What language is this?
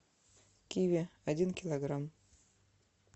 Russian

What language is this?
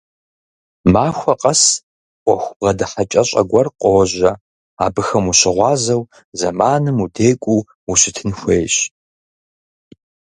Kabardian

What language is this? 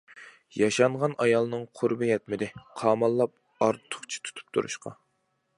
Uyghur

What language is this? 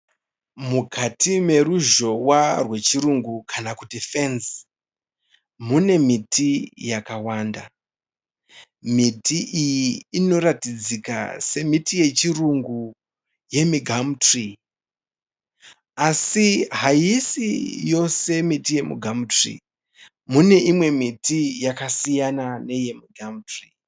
Shona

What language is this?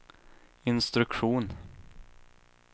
Swedish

